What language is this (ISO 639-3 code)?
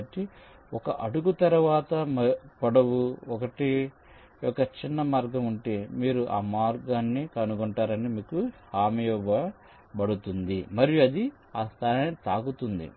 tel